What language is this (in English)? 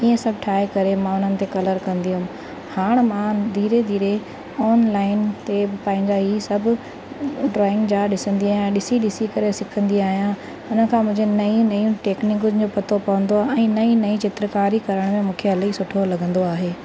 Sindhi